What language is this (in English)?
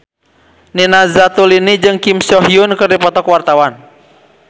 Sundanese